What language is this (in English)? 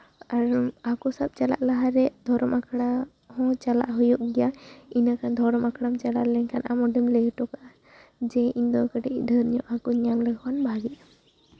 Santali